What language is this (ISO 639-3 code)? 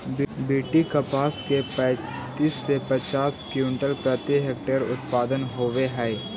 mag